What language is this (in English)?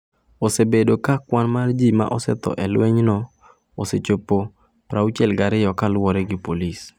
Luo (Kenya and Tanzania)